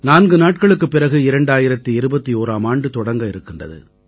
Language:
Tamil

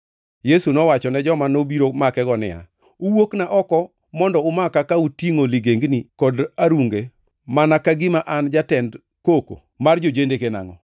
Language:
Luo (Kenya and Tanzania)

